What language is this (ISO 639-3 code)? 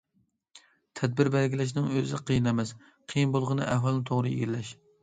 uig